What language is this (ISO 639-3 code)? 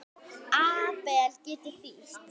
isl